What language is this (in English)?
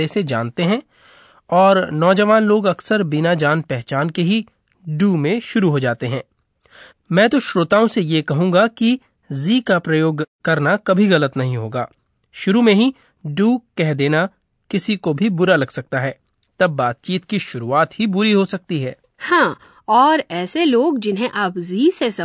Hindi